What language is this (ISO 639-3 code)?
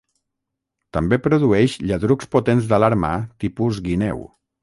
cat